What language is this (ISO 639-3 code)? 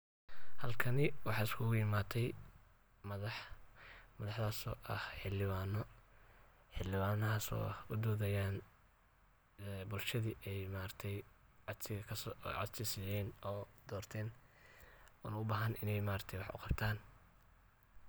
som